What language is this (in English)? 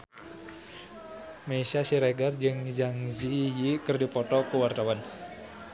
Sundanese